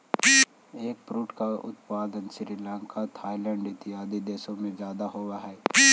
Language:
Magahi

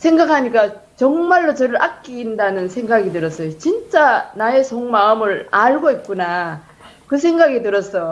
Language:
Korean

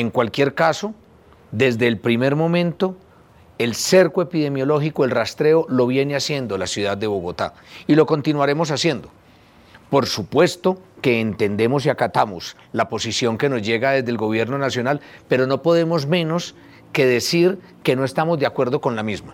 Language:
Spanish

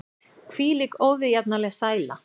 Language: Icelandic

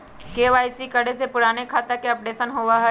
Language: Magahi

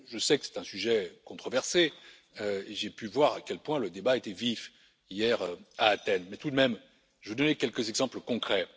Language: French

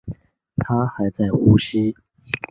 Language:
Chinese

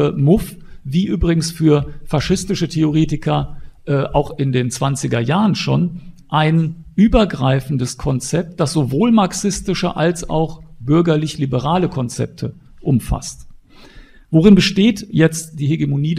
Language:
German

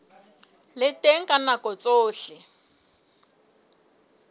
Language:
Southern Sotho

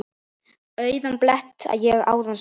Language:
Icelandic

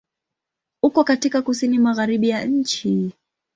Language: Swahili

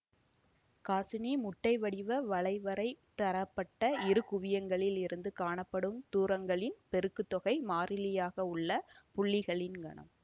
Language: Tamil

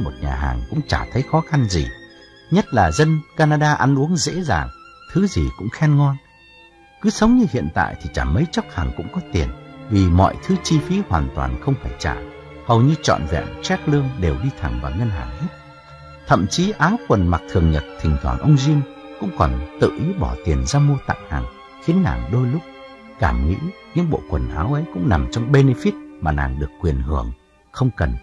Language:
Vietnamese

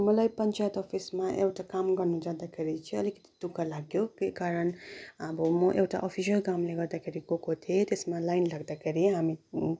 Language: Nepali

